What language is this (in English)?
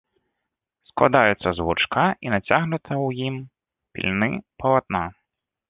Belarusian